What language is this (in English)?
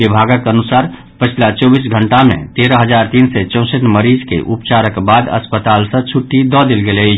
Maithili